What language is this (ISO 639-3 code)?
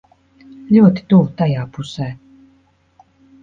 lav